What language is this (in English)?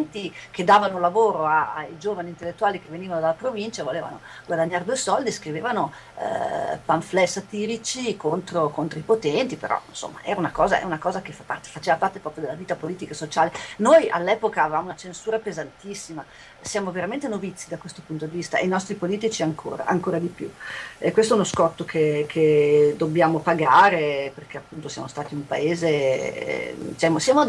Italian